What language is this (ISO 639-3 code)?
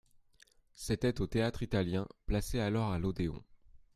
fra